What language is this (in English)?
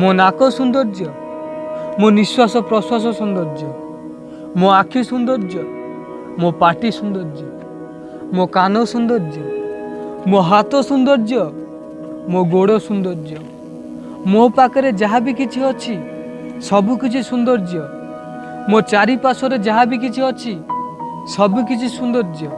Turkish